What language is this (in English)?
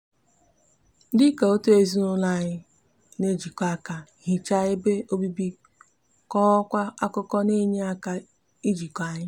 Igbo